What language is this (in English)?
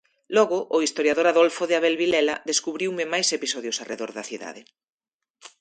Galician